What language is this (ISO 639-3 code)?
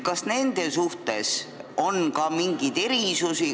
est